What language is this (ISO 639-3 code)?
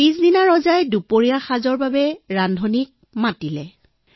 asm